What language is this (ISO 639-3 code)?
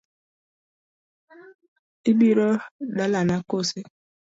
luo